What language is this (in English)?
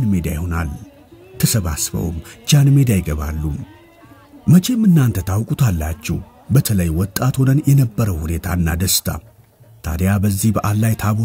Arabic